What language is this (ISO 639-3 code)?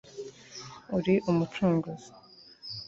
kin